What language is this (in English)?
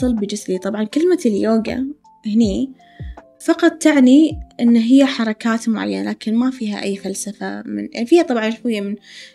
Arabic